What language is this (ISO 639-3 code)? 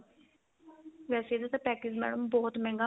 pan